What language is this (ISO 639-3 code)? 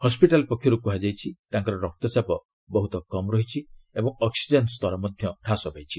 ori